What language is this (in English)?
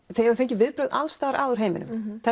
Icelandic